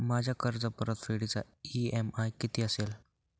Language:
Marathi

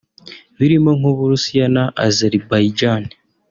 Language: Kinyarwanda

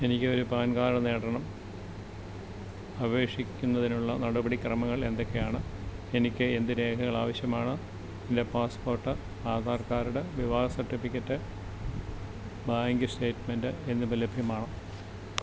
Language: Malayalam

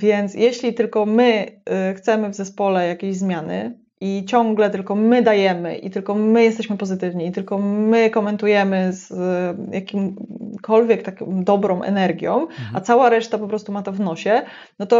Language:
Polish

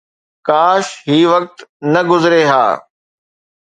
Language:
Sindhi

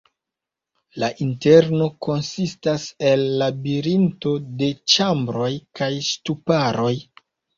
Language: Esperanto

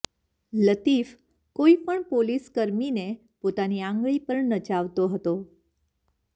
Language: Gujarati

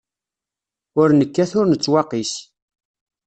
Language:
Kabyle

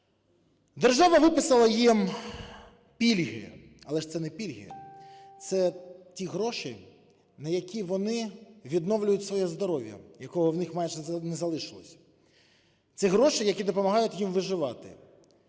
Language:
Ukrainian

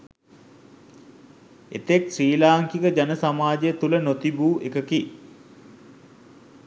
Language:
Sinhala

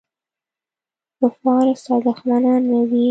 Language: Pashto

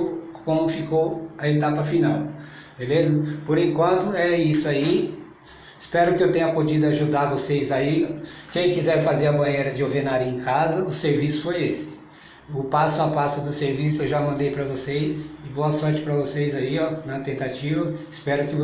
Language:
Portuguese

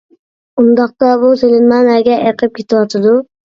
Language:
Uyghur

